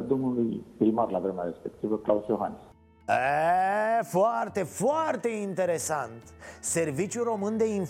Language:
Romanian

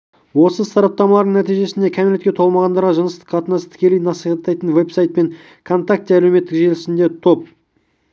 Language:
Kazakh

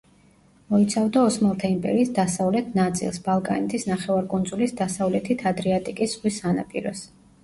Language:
Georgian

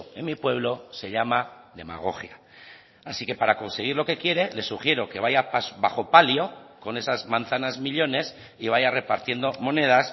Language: Spanish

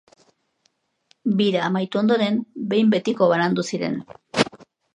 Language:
Basque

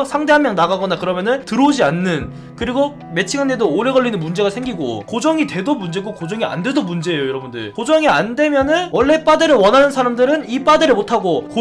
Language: Korean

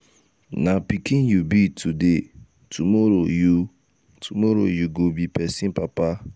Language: Nigerian Pidgin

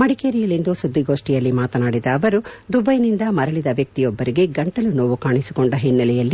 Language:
Kannada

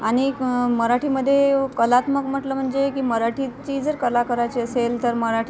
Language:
Marathi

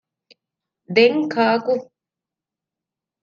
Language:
Divehi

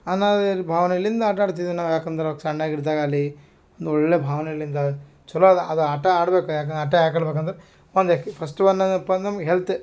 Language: Kannada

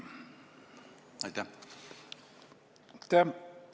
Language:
Estonian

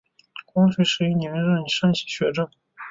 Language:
Chinese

